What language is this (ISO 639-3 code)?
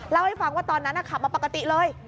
tha